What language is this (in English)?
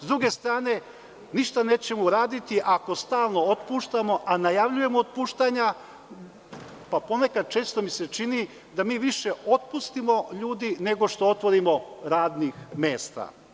Serbian